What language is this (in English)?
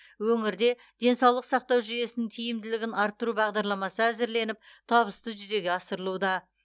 Kazakh